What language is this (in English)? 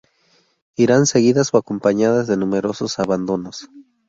Spanish